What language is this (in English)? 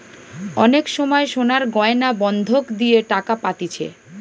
Bangla